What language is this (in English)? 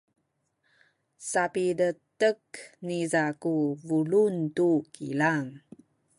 Sakizaya